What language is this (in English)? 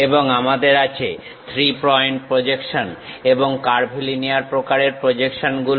Bangla